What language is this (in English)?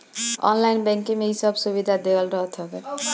Bhojpuri